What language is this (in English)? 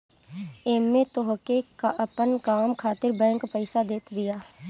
Bhojpuri